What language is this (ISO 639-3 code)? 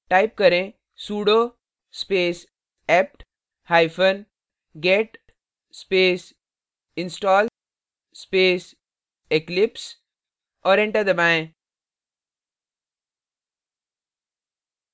hin